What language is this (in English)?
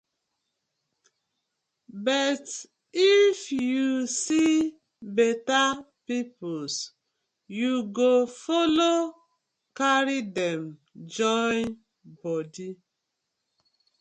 Nigerian Pidgin